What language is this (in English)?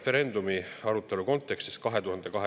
Estonian